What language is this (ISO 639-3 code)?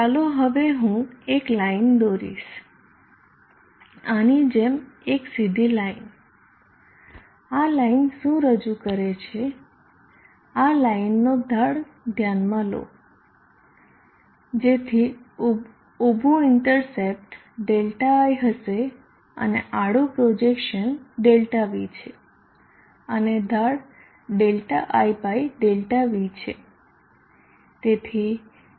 guj